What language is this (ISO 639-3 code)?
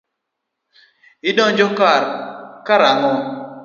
luo